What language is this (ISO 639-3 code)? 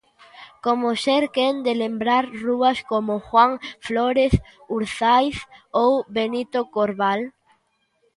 glg